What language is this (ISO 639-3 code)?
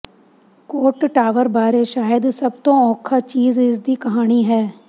pan